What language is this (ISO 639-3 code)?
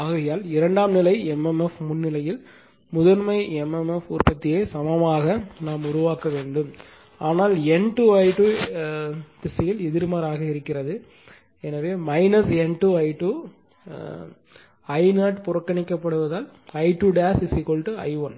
tam